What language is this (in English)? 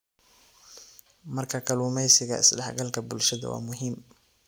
Somali